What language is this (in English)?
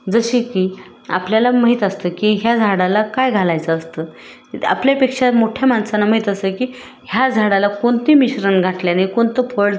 Marathi